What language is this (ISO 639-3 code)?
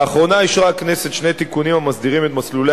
heb